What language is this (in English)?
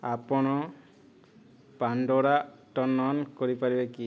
Odia